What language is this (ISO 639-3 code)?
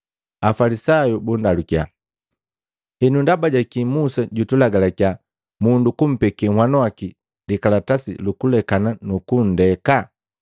mgv